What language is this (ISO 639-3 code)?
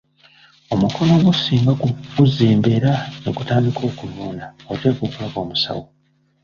lug